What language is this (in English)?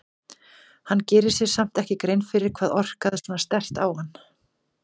Icelandic